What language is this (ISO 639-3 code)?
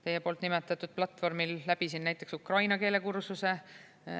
est